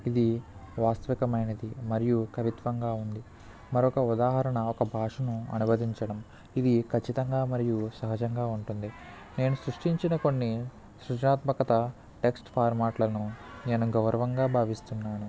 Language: Telugu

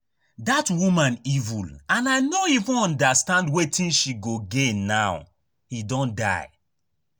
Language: Nigerian Pidgin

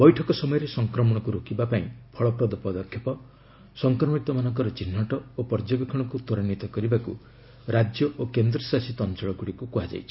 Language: Odia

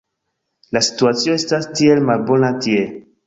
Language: Esperanto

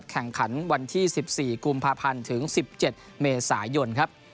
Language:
Thai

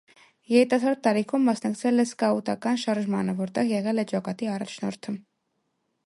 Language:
Armenian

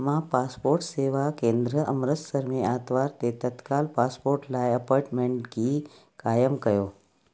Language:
Sindhi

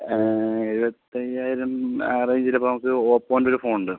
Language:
Malayalam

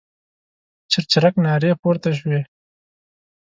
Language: Pashto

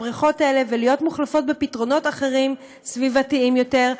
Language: Hebrew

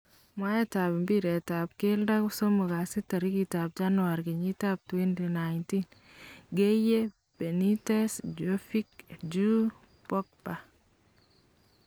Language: Kalenjin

